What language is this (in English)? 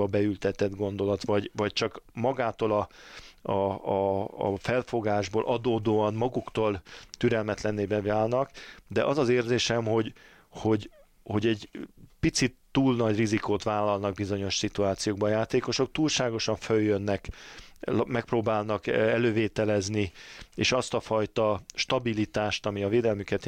Hungarian